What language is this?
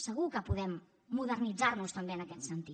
Catalan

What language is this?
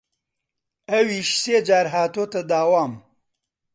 Central Kurdish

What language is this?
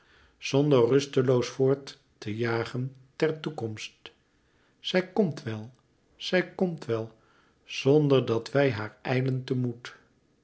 Dutch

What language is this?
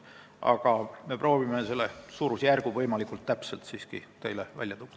Estonian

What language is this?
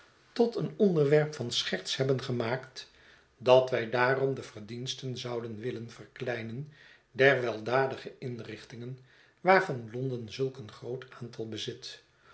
Dutch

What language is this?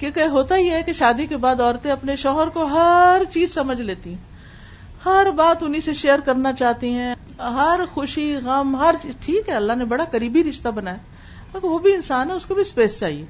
Urdu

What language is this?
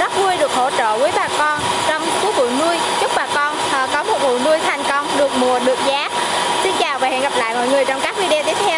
Vietnamese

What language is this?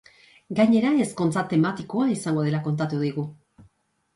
Basque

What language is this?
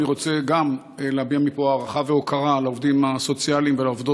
Hebrew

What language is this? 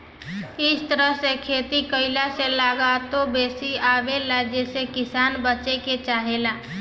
Bhojpuri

